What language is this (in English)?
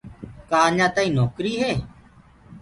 Gurgula